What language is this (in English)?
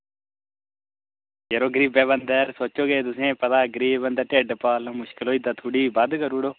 Dogri